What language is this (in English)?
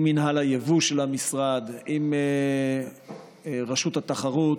Hebrew